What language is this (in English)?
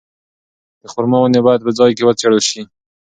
Pashto